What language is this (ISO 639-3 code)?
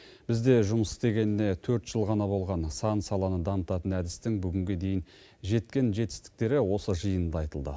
kaz